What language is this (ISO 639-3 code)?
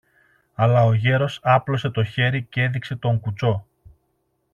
ell